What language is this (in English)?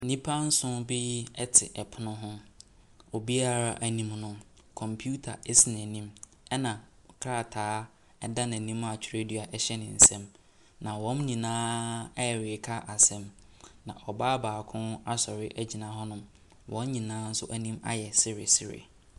Akan